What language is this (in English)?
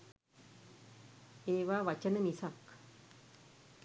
Sinhala